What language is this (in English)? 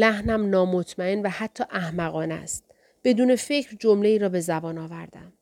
Persian